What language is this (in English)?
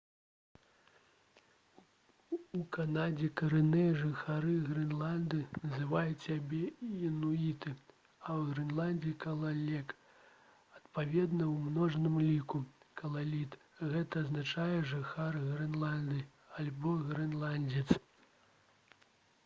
Belarusian